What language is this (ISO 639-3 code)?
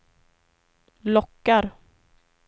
swe